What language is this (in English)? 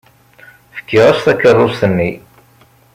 Kabyle